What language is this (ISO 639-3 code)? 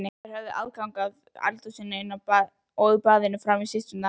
isl